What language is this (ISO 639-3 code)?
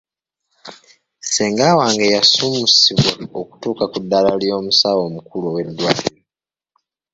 lug